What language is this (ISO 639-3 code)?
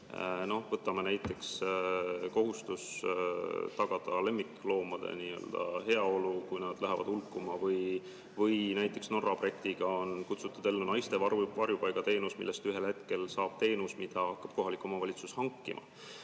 est